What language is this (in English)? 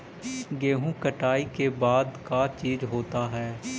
Magahi